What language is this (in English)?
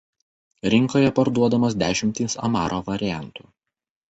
Lithuanian